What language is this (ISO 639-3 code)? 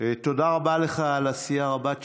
heb